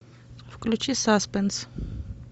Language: Russian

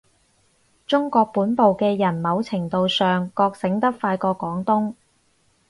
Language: Cantonese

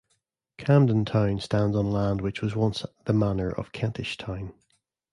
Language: English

